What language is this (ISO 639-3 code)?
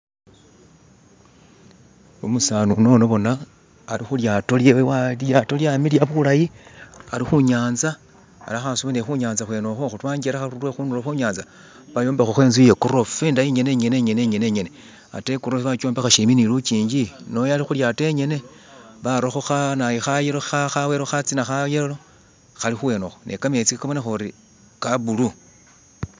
myx